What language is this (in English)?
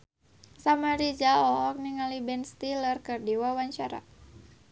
Sundanese